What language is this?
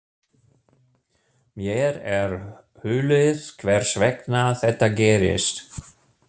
Icelandic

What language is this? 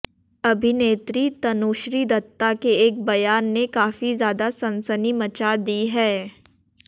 Hindi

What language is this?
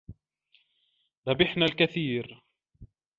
Arabic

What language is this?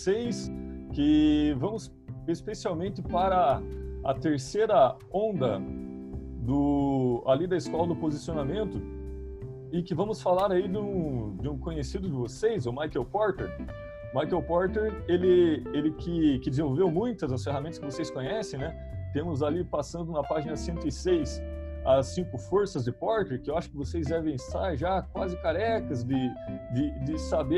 Portuguese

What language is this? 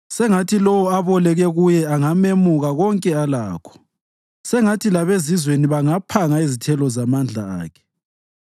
North Ndebele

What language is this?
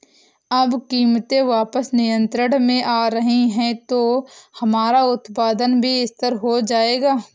Hindi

